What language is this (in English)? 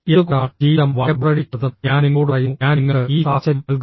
Malayalam